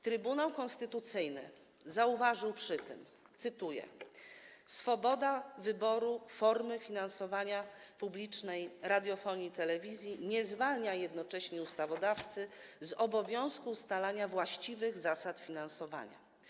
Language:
Polish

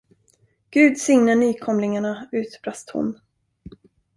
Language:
Swedish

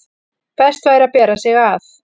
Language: Icelandic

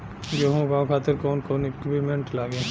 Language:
Bhojpuri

